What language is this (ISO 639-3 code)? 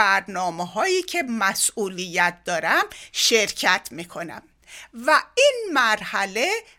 fas